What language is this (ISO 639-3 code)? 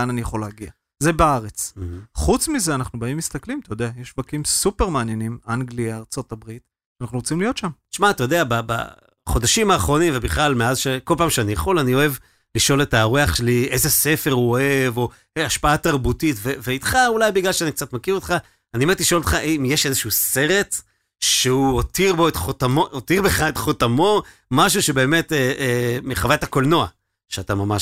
heb